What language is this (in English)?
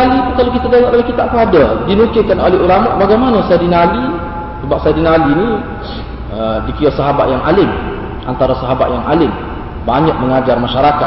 Malay